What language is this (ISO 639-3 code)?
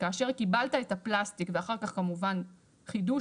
heb